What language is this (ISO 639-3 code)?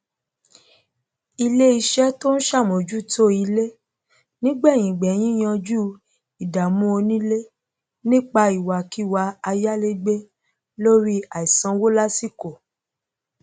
yor